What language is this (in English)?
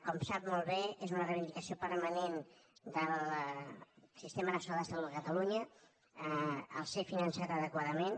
Catalan